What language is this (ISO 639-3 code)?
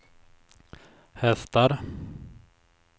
swe